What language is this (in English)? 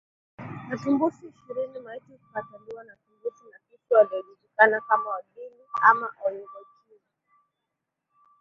Swahili